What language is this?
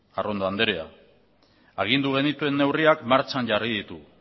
Basque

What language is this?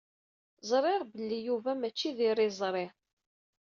Kabyle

